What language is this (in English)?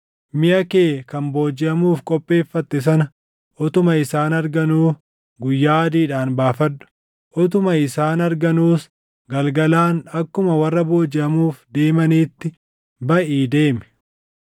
Oromo